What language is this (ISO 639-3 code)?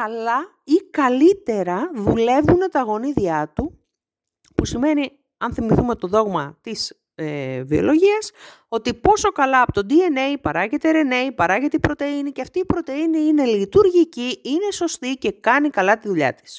ell